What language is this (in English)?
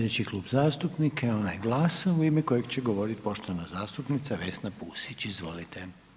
Croatian